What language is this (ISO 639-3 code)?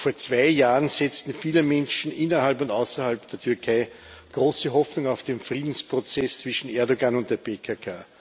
deu